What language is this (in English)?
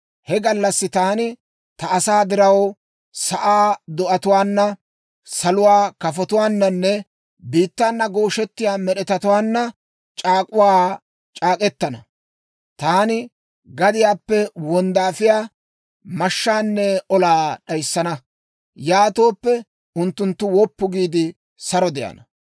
Dawro